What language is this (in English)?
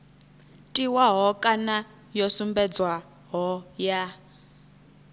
Venda